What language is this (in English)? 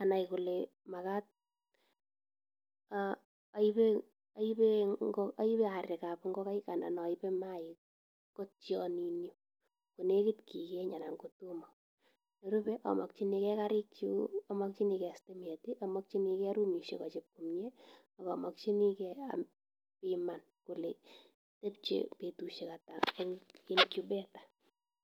Kalenjin